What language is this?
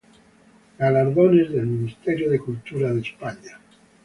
Spanish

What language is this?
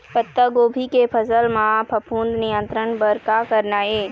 Chhattisgarhi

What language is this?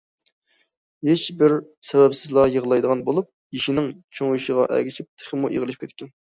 Uyghur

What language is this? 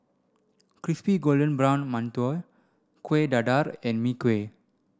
English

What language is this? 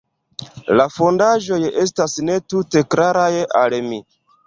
Esperanto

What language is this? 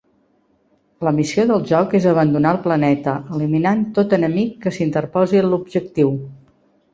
Catalan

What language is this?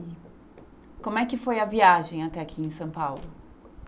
Portuguese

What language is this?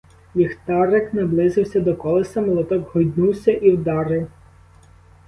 Ukrainian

